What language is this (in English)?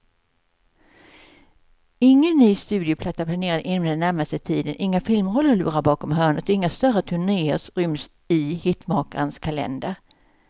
Swedish